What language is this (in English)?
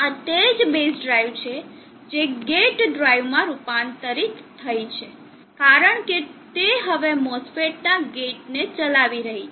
Gujarati